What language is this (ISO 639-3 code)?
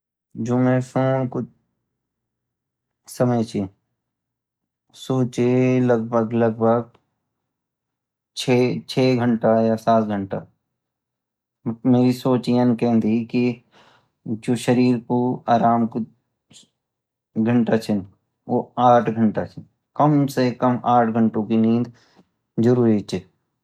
gbm